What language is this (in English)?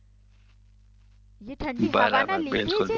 Gujarati